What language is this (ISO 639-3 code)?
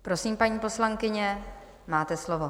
ces